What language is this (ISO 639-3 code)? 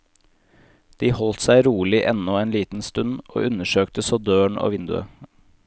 nor